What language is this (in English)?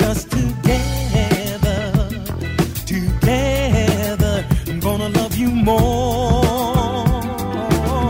Italian